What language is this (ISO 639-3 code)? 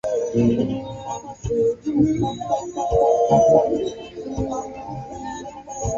swa